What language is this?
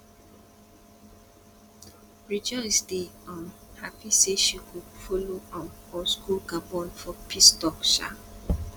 Nigerian Pidgin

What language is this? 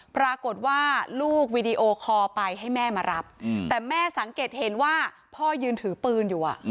Thai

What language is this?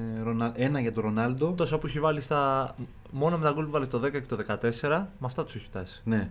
Greek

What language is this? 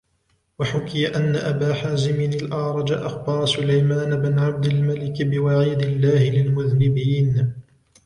Arabic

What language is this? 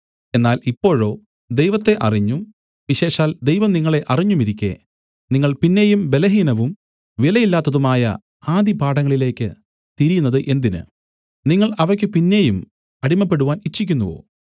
Malayalam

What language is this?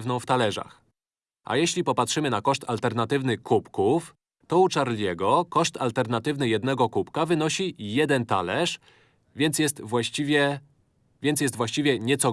Polish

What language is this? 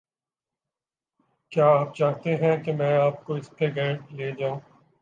Urdu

